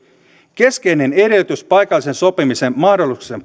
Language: Finnish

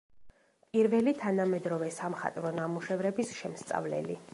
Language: Georgian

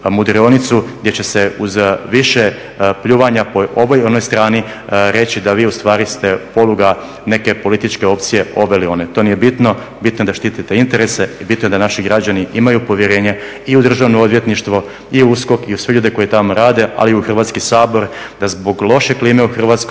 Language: Croatian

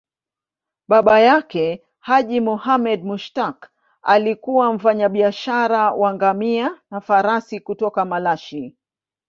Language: Swahili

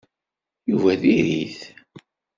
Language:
Kabyle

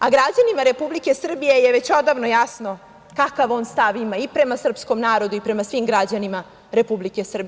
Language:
Serbian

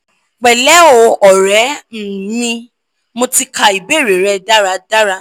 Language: Yoruba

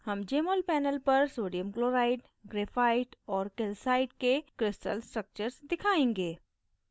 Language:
Hindi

